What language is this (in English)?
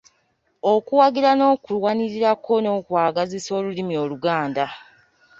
Ganda